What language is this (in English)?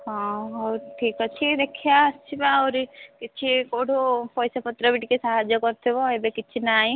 Odia